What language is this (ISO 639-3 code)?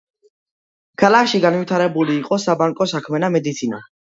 kat